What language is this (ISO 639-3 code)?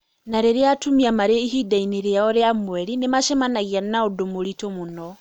kik